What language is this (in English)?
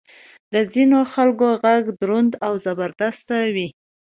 Pashto